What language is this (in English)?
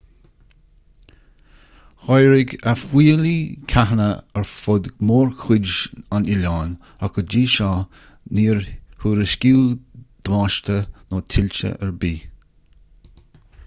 Irish